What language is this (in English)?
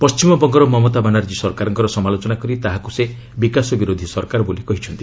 Odia